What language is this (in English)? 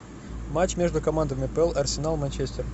Russian